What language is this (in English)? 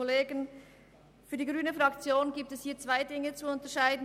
Swiss German